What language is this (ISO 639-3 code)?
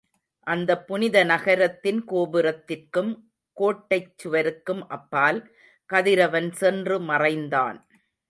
tam